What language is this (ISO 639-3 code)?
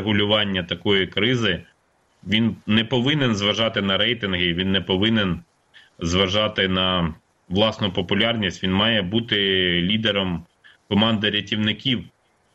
ukr